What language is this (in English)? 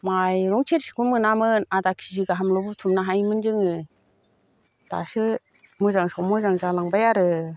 Bodo